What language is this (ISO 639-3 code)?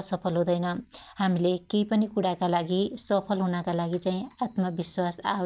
dty